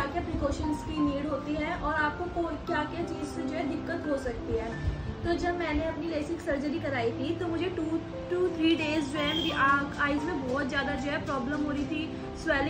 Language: Hindi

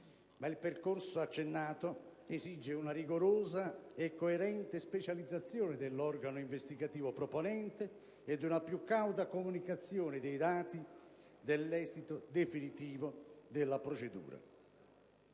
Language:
Italian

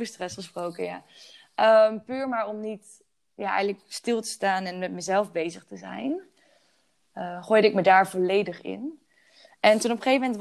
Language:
Dutch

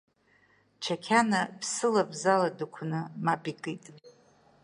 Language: Abkhazian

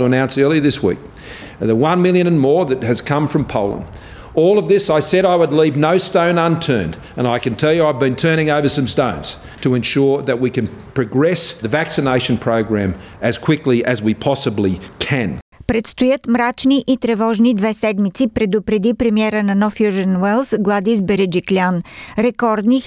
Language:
Bulgarian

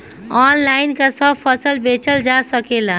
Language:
Bhojpuri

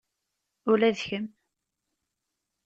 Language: Kabyle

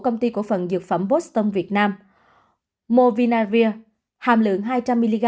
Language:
Vietnamese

